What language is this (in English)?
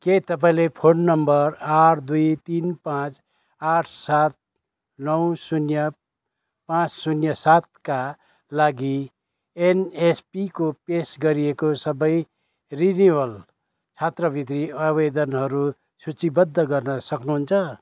Nepali